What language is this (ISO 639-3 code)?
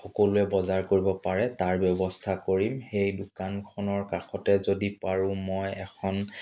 asm